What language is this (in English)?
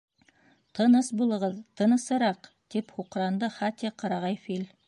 Bashkir